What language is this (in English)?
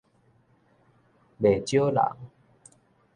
Min Nan Chinese